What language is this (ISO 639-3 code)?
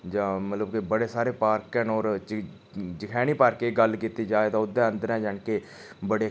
doi